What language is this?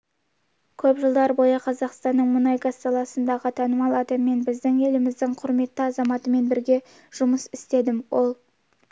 Kazakh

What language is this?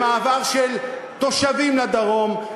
Hebrew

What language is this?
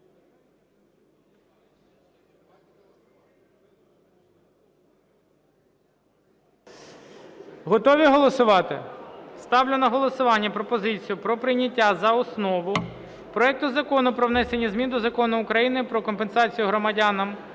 Ukrainian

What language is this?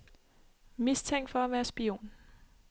Danish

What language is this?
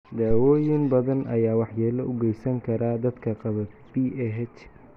Somali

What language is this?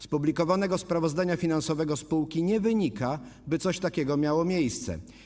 Polish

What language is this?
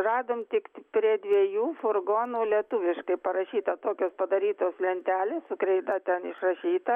Lithuanian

